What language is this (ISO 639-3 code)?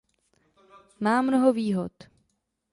ces